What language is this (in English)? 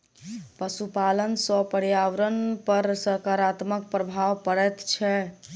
Maithili